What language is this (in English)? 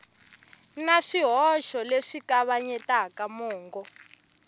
Tsonga